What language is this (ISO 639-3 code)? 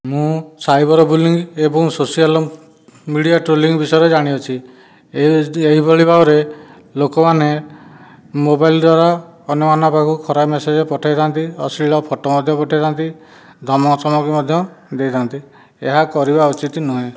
ori